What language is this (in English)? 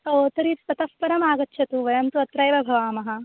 Sanskrit